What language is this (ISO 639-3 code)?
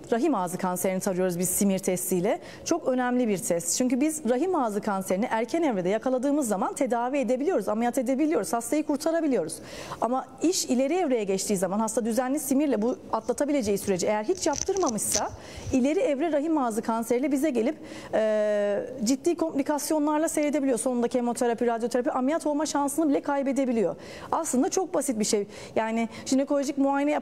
tur